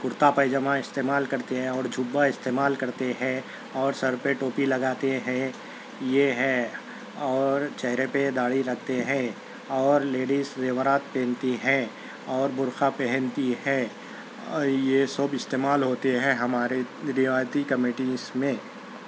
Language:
Urdu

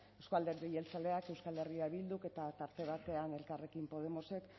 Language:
Basque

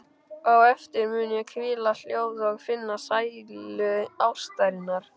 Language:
Icelandic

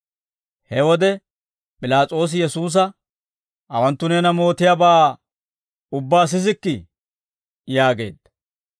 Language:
Dawro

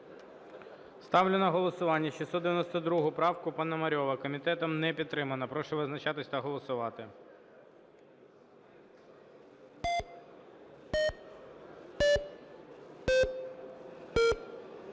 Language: Ukrainian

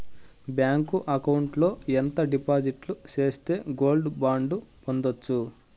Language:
Telugu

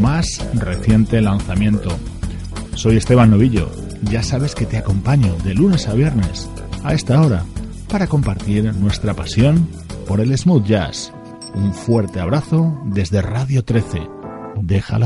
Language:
Spanish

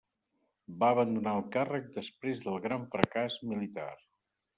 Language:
Catalan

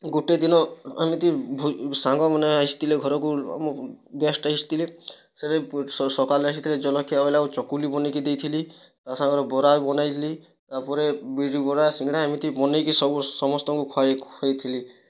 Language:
Odia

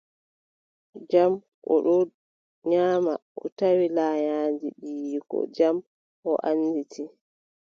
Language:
Adamawa Fulfulde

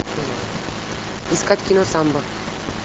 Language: Russian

